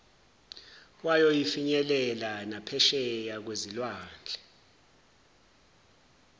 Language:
Zulu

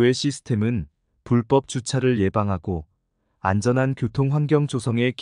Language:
Korean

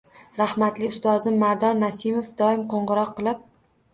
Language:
Uzbek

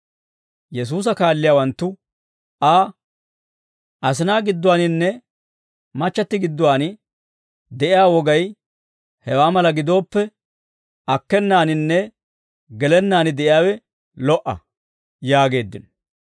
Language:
Dawro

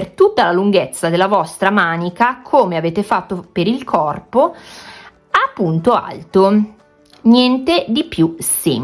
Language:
Italian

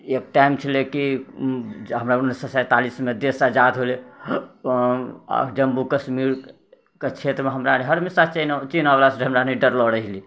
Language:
Maithili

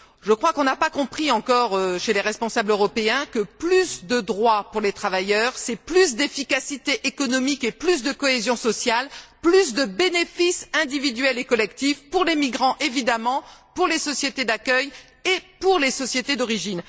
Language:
French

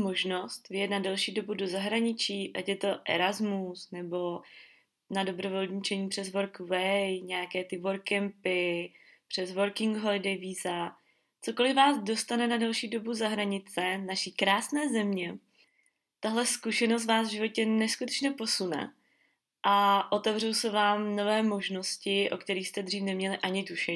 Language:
Czech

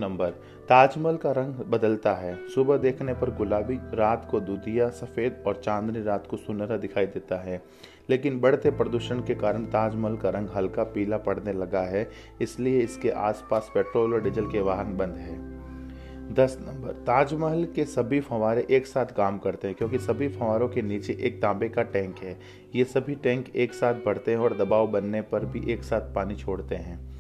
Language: Hindi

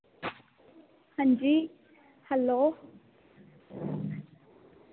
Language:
Dogri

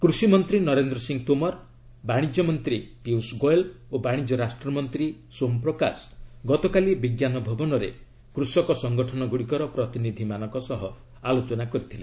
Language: Odia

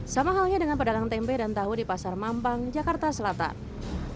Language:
Indonesian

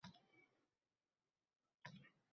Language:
Uzbek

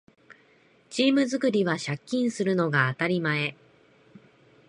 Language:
Japanese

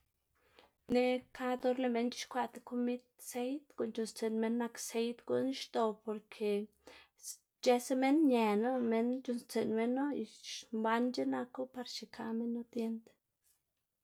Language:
Xanaguía Zapotec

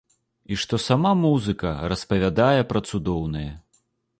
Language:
Belarusian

